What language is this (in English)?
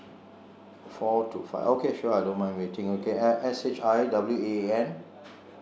English